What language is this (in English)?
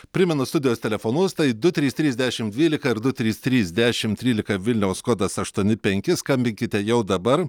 Lithuanian